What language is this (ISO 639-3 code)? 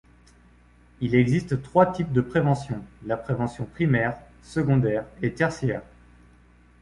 fra